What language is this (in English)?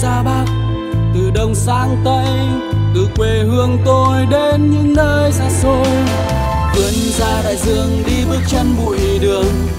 Vietnamese